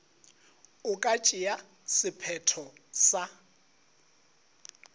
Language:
Northern Sotho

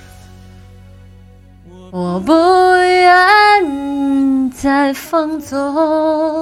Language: Chinese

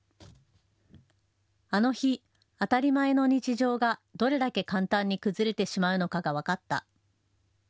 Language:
Japanese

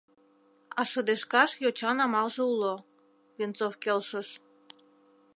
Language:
Mari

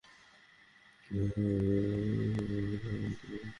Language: Bangla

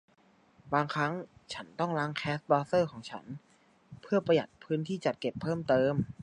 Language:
Thai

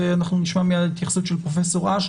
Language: Hebrew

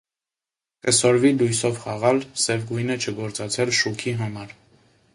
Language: Armenian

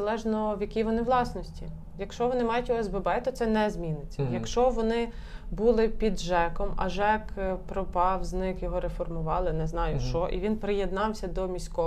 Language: Ukrainian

